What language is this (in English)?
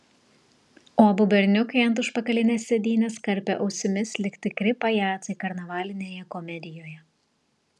Lithuanian